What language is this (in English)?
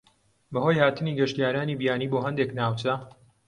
Central Kurdish